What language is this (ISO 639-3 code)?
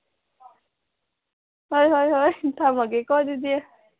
mni